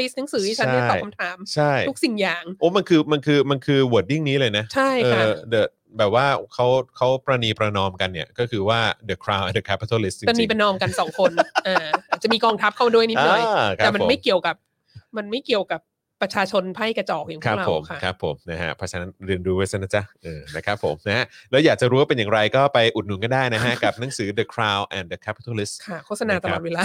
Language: Thai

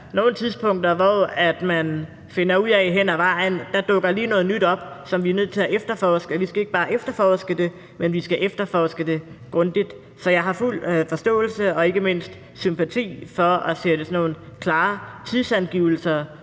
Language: Danish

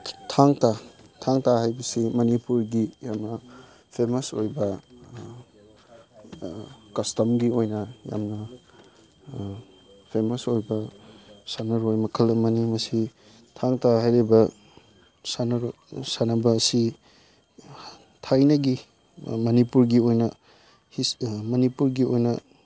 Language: Manipuri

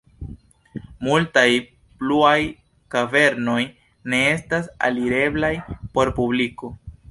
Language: Esperanto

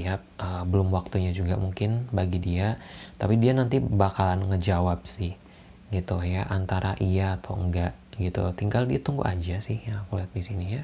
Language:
Indonesian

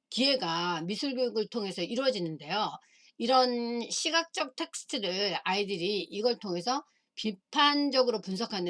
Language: Korean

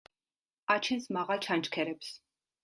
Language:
Georgian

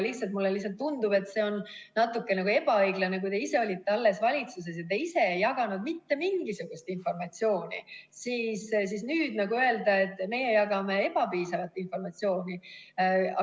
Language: Estonian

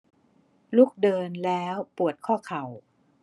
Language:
Thai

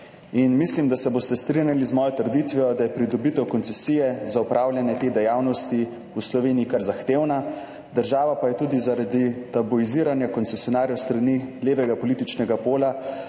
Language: Slovenian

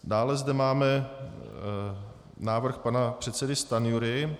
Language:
Czech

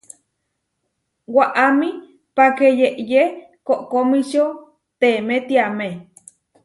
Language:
Huarijio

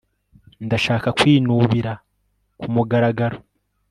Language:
Kinyarwanda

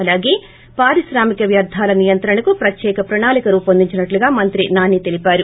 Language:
Telugu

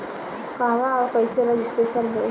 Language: Bhojpuri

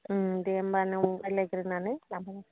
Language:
Bodo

